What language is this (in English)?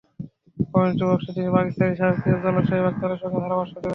Bangla